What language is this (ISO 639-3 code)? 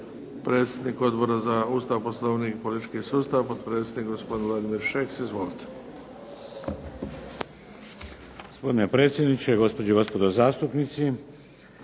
hrv